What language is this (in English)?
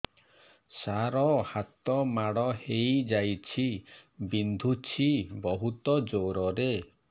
Odia